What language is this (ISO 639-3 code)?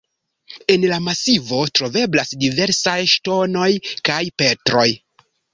epo